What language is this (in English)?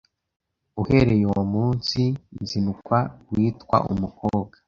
Kinyarwanda